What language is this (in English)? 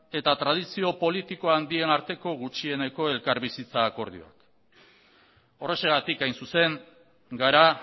Basque